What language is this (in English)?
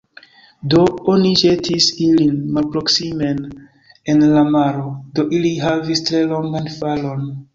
Esperanto